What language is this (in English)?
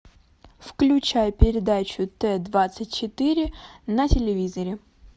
Russian